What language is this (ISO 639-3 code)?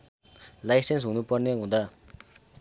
nep